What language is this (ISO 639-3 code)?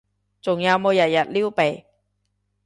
yue